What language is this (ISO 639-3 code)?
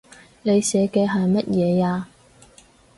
yue